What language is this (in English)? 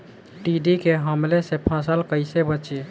Bhojpuri